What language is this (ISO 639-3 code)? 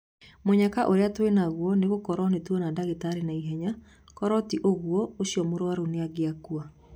kik